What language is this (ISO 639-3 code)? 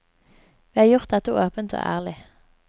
nor